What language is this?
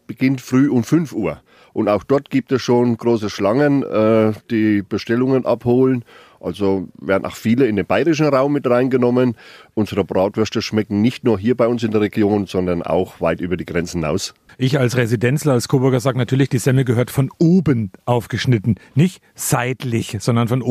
German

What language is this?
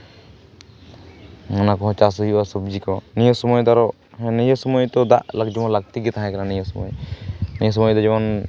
Santali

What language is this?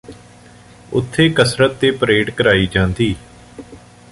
Punjabi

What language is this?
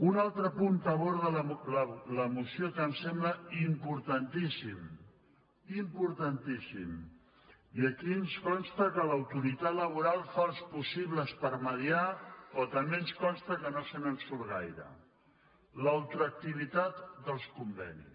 Catalan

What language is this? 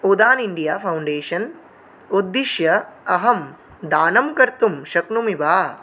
Sanskrit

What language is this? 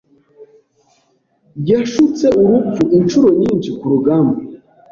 Kinyarwanda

